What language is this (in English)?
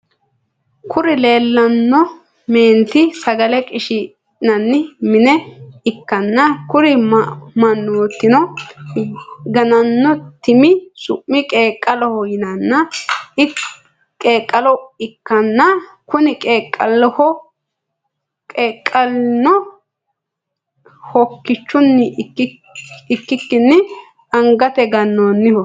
Sidamo